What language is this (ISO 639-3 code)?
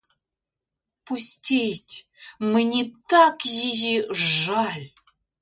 ukr